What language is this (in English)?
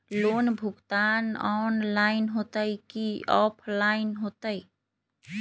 Magahi